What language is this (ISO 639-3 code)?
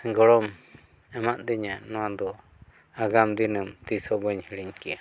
sat